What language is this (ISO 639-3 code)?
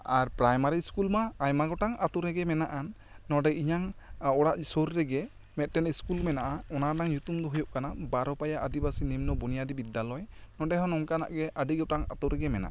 sat